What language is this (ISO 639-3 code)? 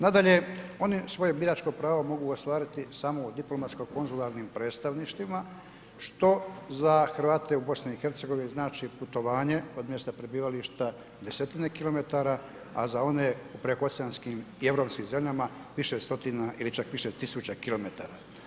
hrv